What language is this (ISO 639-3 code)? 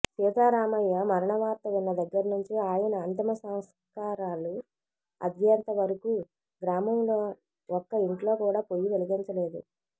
tel